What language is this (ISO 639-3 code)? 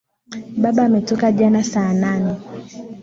swa